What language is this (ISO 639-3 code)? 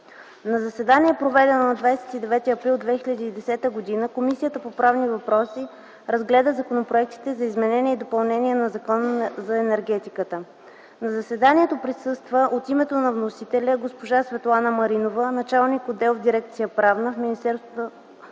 bul